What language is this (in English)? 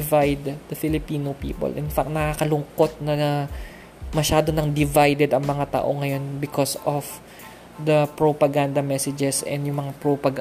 Filipino